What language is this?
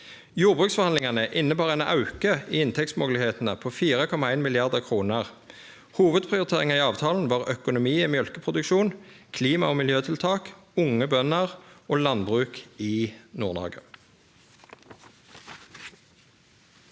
Norwegian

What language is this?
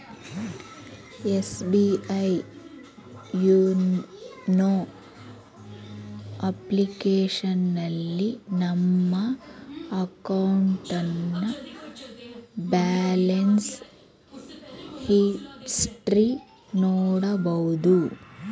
Kannada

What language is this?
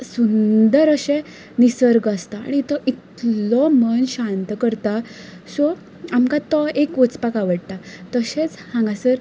Konkani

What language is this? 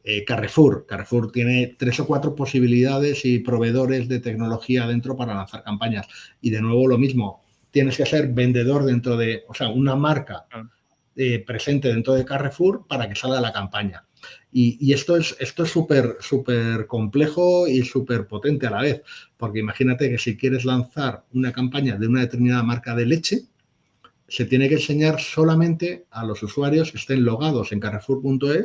Spanish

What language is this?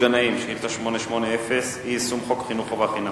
Hebrew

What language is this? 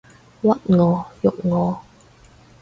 Cantonese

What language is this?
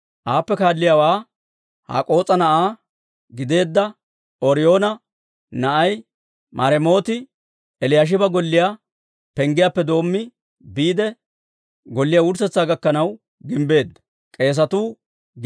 Dawro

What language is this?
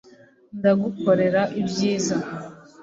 Kinyarwanda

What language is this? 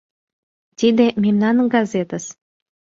Mari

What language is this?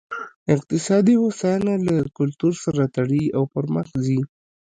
Pashto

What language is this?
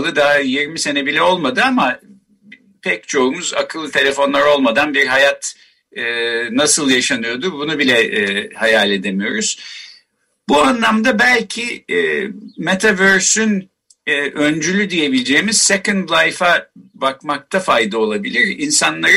Turkish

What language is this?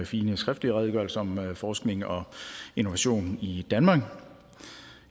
Danish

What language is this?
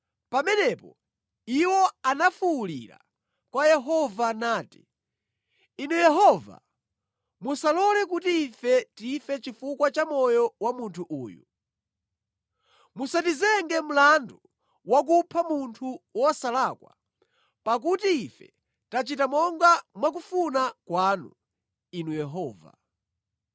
Nyanja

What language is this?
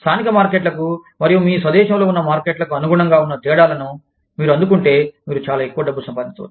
Telugu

